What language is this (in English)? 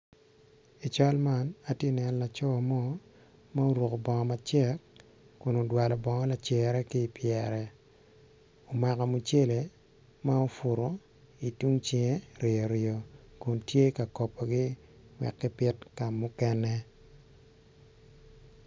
Acoli